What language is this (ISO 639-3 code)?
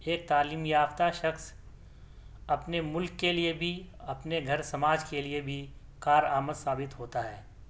urd